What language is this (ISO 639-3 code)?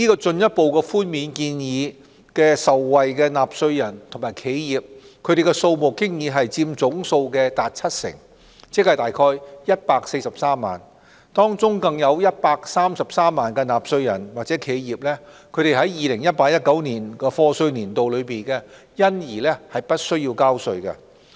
yue